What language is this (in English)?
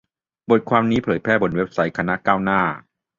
Thai